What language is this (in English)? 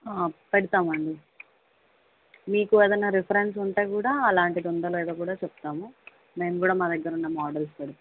Telugu